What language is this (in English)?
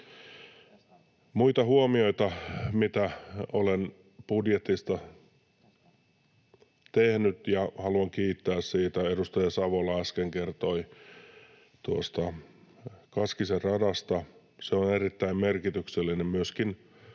Finnish